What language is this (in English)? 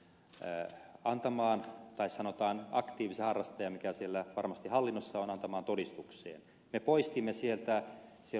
Finnish